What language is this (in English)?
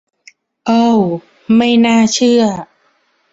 Thai